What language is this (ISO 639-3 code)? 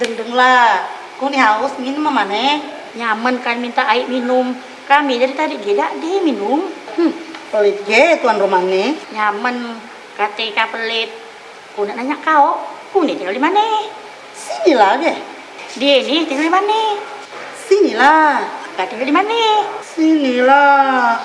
ind